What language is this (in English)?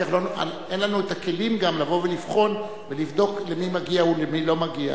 Hebrew